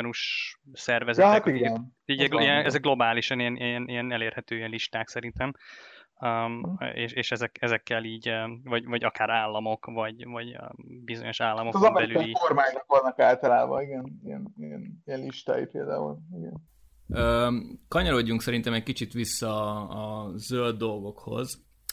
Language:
Hungarian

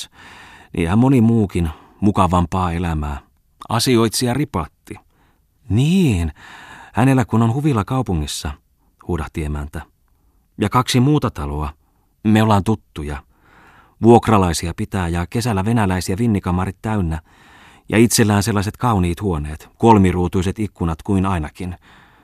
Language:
Finnish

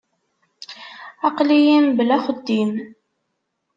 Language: Kabyle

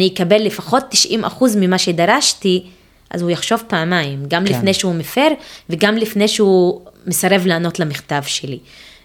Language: Hebrew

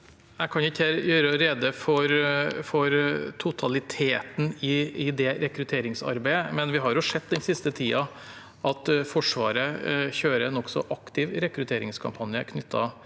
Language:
Norwegian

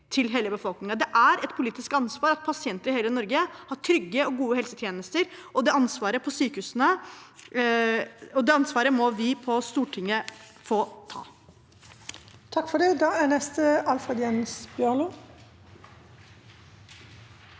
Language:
Norwegian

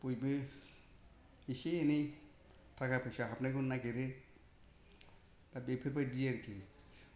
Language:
Bodo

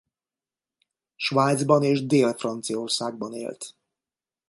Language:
Hungarian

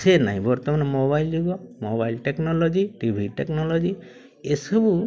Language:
Odia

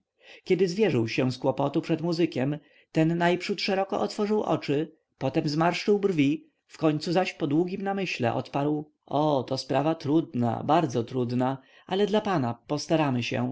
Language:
Polish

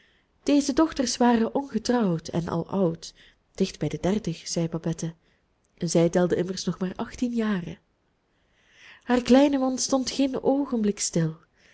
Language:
Dutch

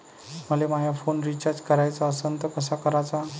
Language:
Marathi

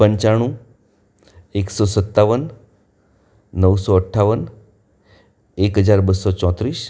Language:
Gujarati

